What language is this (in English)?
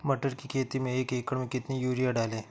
Hindi